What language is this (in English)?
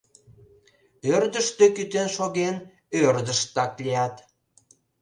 Mari